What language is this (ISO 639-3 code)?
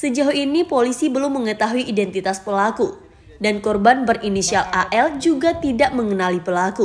ind